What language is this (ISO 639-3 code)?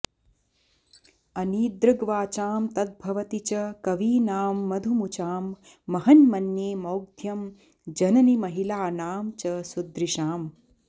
san